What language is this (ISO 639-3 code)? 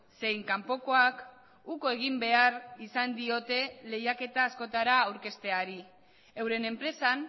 eus